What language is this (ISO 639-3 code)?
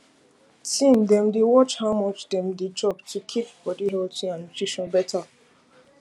pcm